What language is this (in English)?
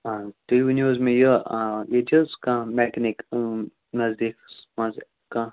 Kashmiri